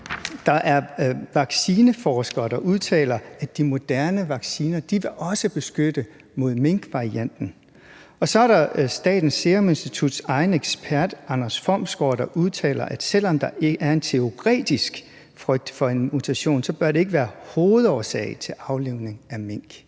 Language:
Danish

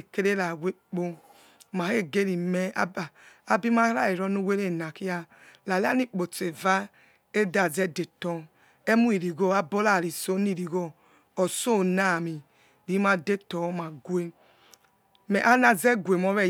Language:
Yekhee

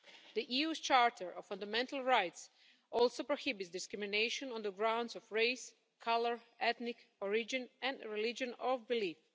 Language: English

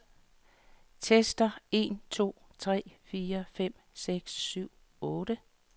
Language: Danish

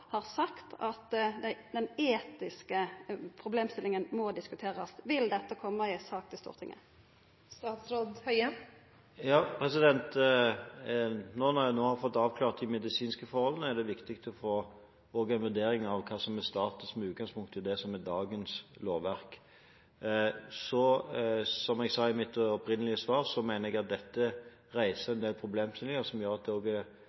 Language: Norwegian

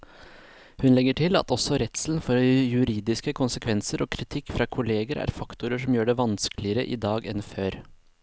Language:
Norwegian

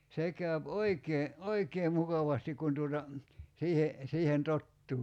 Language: Finnish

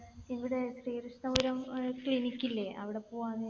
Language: Malayalam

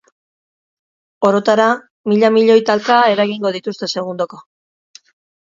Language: Basque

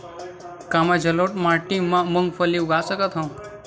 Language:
Chhattisgarhi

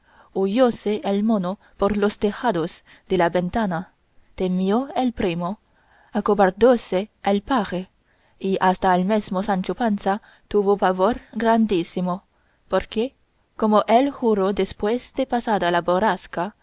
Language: Spanish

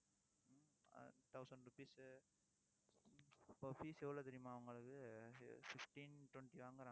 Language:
Tamil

